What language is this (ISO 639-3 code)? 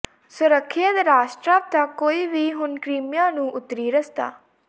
pan